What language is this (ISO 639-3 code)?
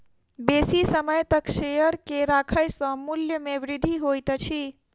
mai